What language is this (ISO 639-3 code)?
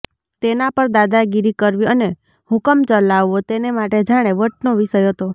guj